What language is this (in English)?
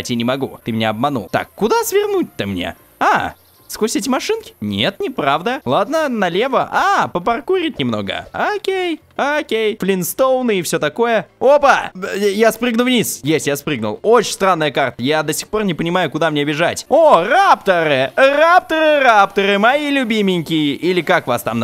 Russian